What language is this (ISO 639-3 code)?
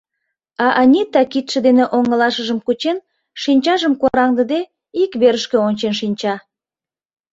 chm